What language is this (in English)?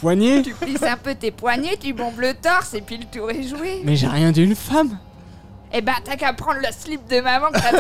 French